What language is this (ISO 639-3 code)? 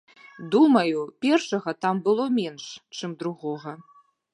bel